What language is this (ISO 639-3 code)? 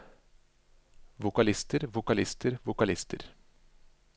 nor